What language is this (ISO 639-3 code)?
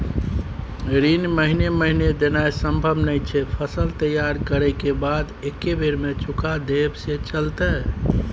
mai